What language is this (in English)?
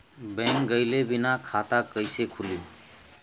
Bhojpuri